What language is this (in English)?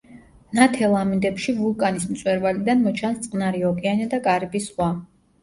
Georgian